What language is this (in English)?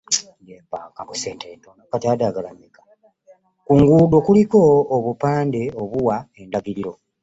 Ganda